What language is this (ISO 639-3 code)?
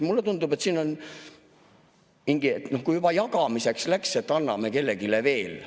est